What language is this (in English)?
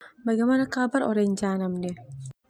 Termanu